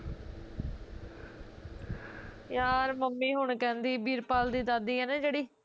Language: Punjabi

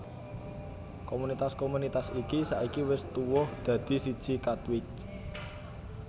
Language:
Javanese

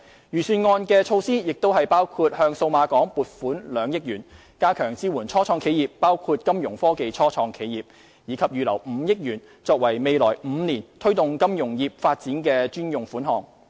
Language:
Cantonese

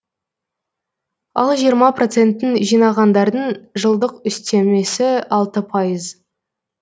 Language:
Kazakh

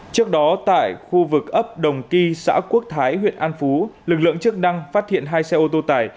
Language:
Vietnamese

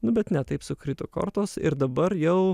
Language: Lithuanian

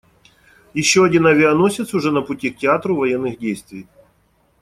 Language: Russian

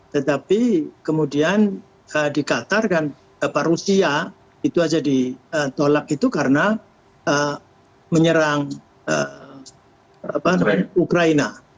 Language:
Indonesian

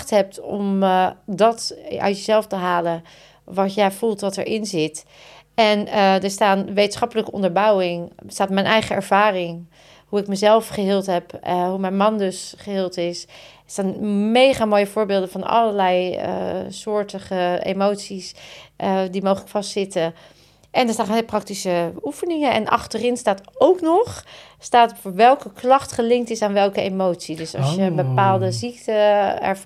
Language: Dutch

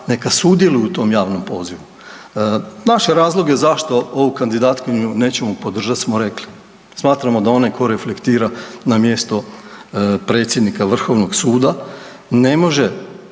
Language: Croatian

